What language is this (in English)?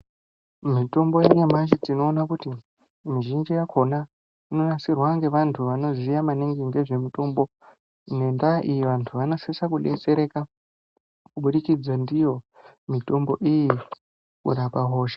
Ndau